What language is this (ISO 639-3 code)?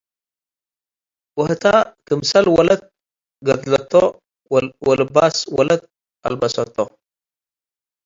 tig